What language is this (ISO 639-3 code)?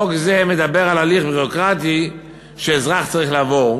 heb